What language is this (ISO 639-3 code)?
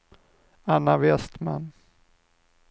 swe